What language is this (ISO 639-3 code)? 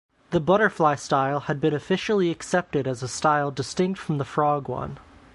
eng